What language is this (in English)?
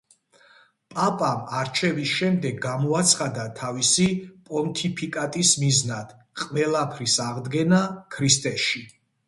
Georgian